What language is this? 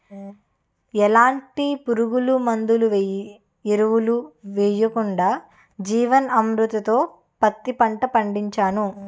Telugu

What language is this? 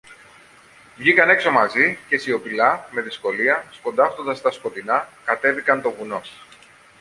Greek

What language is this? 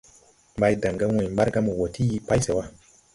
Tupuri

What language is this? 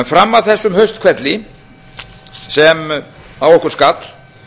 Icelandic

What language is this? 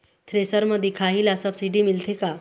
Chhattisgarhi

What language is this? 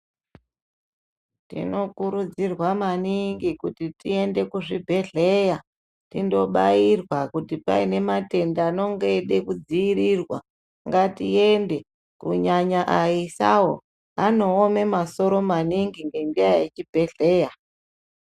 Ndau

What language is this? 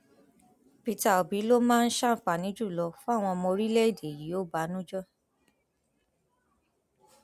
Yoruba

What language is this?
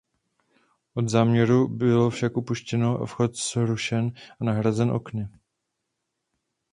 Czech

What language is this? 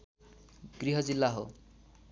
Nepali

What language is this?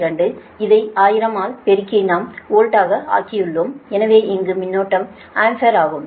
Tamil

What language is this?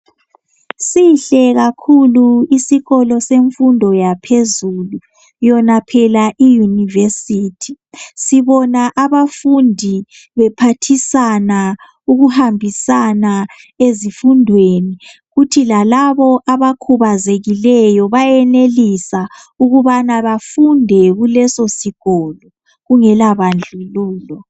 North Ndebele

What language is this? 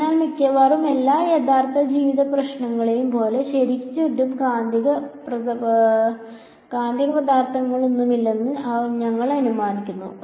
Malayalam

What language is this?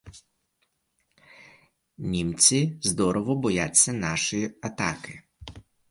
Ukrainian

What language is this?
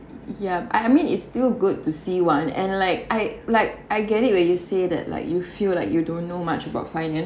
English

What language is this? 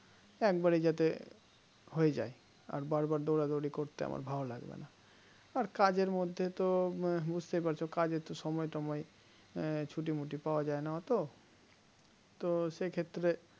Bangla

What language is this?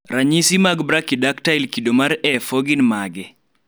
Luo (Kenya and Tanzania)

